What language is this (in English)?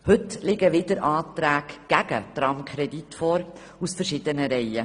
Swiss German